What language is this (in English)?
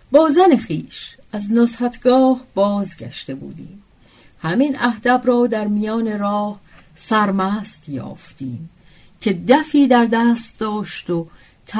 Persian